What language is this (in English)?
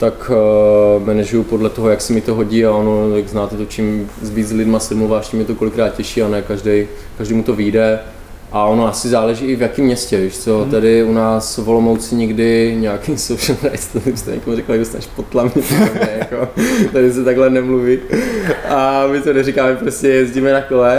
Czech